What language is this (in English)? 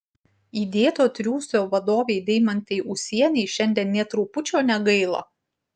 Lithuanian